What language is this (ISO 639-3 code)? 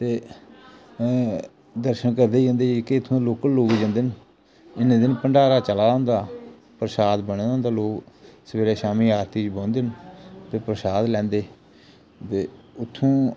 doi